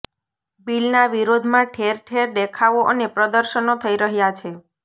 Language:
Gujarati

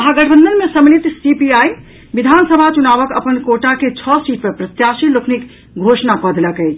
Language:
Maithili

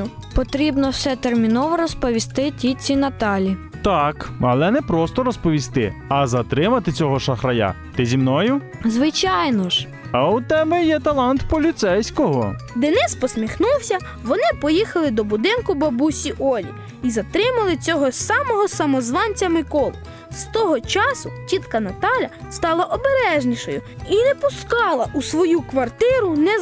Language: Ukrainian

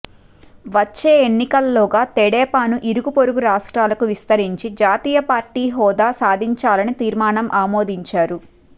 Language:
Telugu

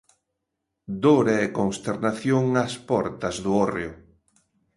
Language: Galician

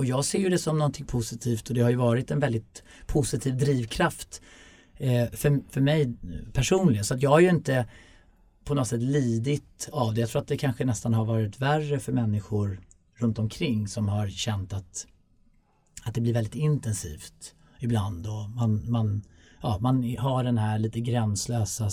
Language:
Swedish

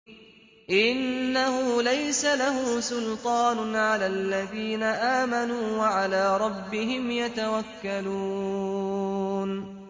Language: Arabic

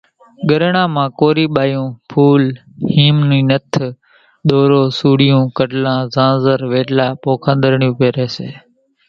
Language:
Kachi Koli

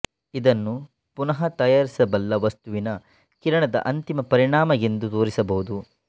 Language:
Kannada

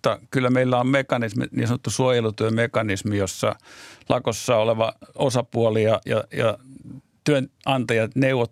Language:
Finnish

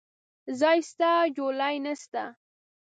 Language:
Pashto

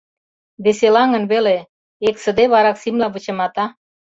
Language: Mari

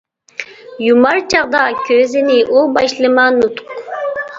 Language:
Uyghur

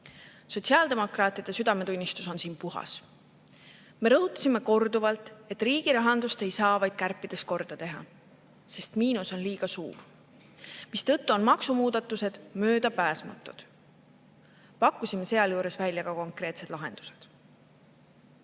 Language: Estonian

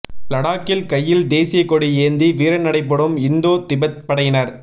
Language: Tamil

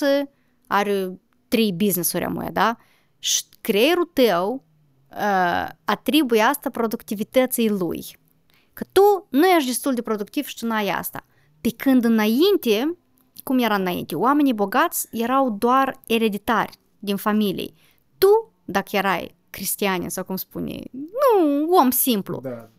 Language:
Romanian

